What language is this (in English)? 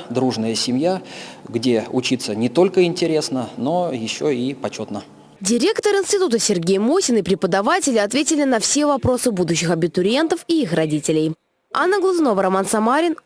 Russian